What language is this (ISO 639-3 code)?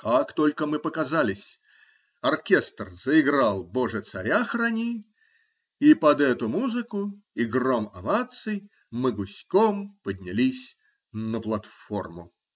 rus